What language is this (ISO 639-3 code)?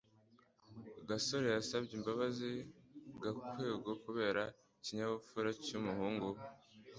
kin